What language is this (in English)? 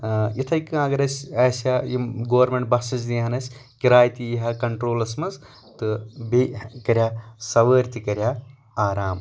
Kashmiri